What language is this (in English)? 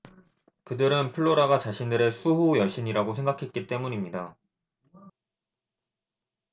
Korean